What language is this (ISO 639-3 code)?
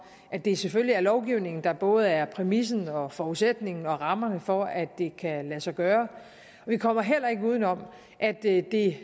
dan